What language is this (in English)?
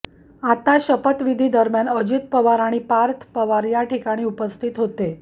Marathi